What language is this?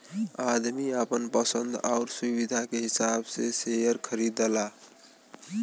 Bhojpuri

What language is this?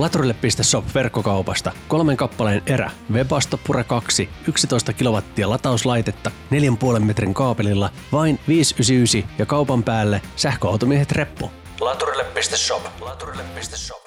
Finnish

